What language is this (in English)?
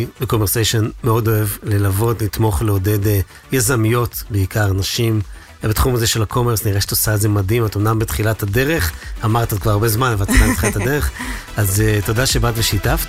Hebrew